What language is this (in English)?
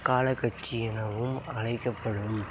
Tamil